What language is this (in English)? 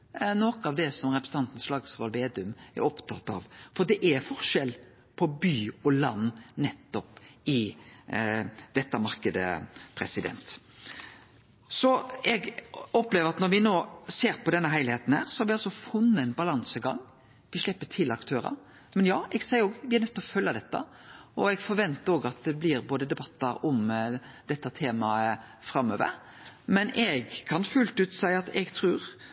Norwegian Nynorsk